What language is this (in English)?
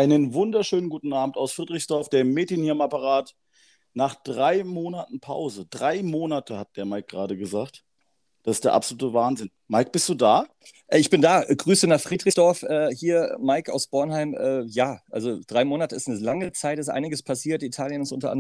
German